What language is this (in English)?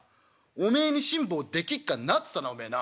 Japanese